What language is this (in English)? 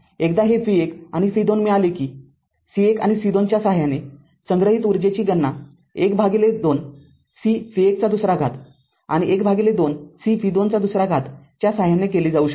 Marathi